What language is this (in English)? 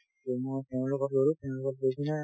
Assamese